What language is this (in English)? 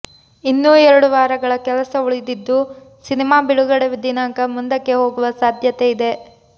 Kannada